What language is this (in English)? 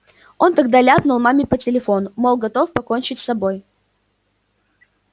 Russian